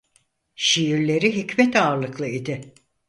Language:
Turkish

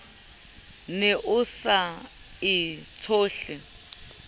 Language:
Southern Sotho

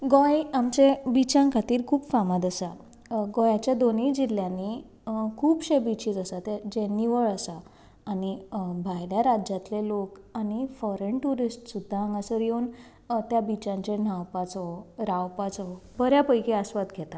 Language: Konkani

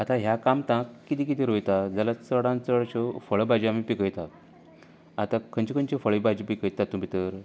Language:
Konkani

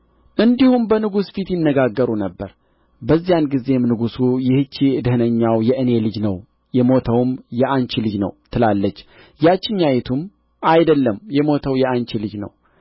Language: Amharic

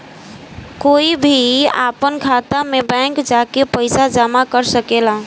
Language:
Bhojpuri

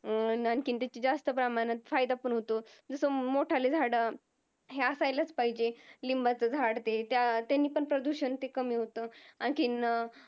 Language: Marathi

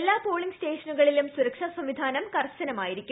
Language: Malayalam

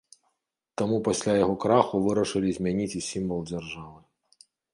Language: Belarusian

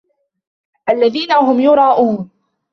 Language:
Arabic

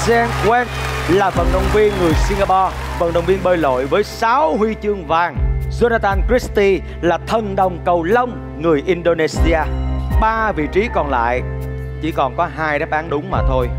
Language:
Vietnamese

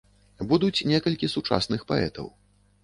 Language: Belarusian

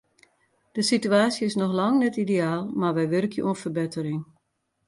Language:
Western Frisian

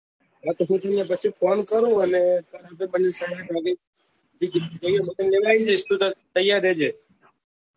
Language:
Gujarati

